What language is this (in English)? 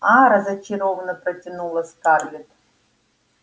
Russian